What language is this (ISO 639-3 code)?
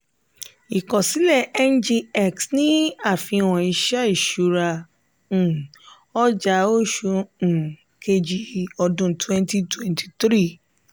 yor